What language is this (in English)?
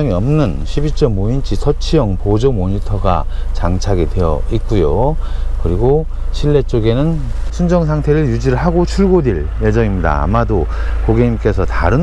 Korean